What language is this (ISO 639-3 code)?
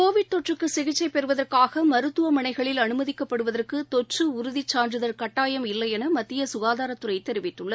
tam